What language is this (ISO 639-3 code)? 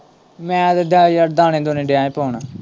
pan